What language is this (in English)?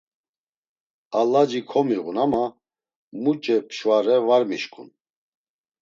Laz